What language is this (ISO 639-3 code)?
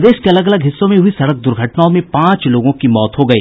hin